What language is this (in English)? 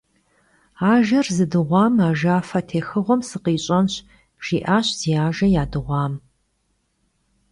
Kabardian